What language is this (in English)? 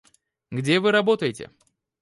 Russian